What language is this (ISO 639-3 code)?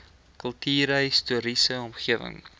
afr